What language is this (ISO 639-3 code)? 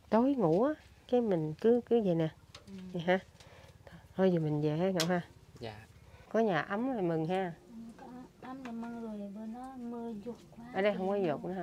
vie